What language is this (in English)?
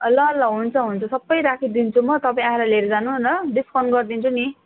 Nepali